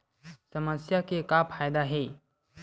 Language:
Chhattisgarhi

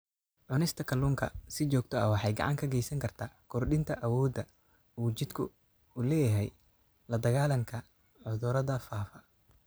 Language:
Somali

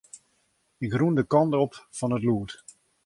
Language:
Western Frisian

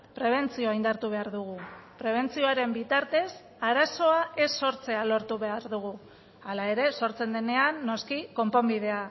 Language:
Basque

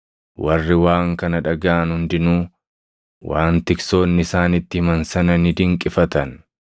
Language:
Oromo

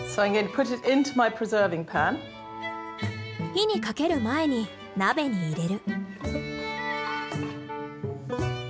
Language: Japanese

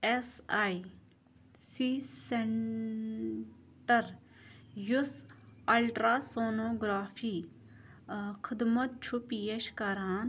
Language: Kashmiri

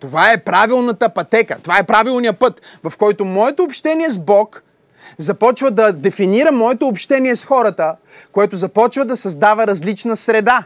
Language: Bulgarian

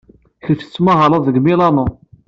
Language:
Kabyle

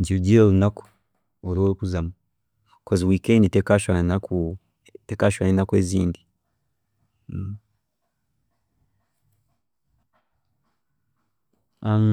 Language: Chiga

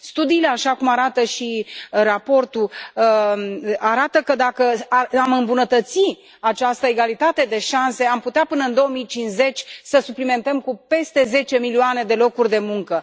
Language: Romanian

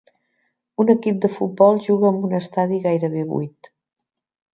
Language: Catalan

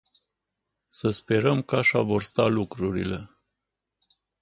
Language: Romanian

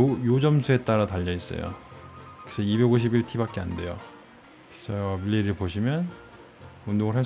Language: Korean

